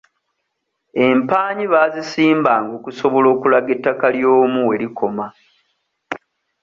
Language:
Ganda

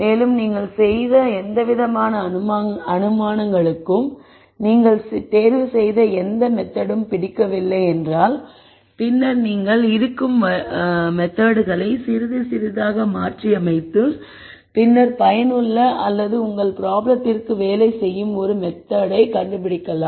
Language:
Tamil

